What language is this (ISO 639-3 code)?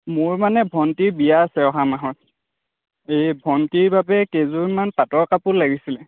asm